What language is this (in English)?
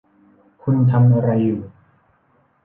Thai